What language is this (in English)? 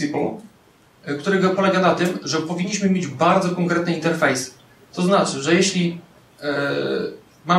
Polish